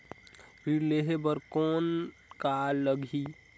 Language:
Chhattisgarhi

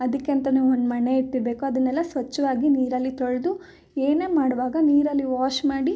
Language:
Kannada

